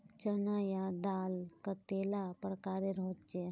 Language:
Magahi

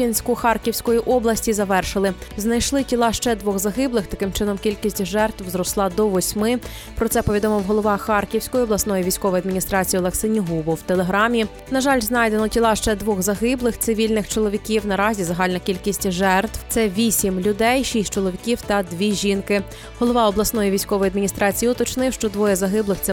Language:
Ukrainian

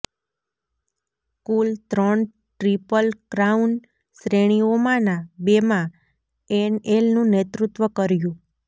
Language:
Gujarati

